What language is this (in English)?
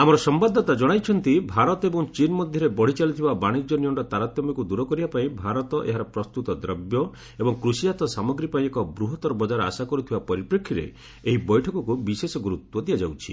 Odia